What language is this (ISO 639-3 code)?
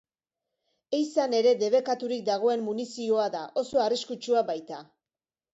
eus